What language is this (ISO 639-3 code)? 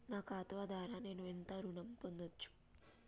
tel